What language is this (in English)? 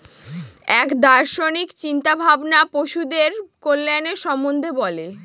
Bangla